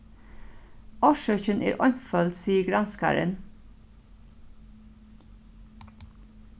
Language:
Faroese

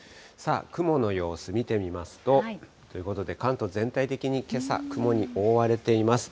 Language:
Japanese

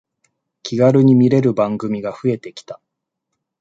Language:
Japanese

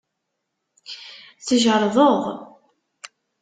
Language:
Kabyle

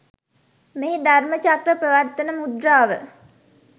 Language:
Sinhala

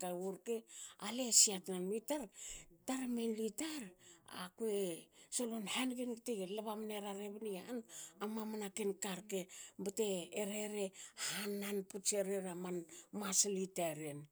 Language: Hakö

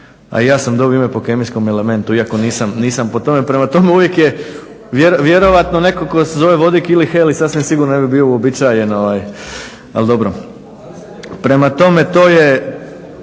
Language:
Croatian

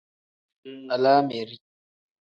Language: Tem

